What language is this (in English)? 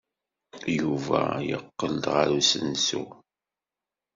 Kabyle